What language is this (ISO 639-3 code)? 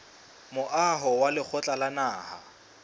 sot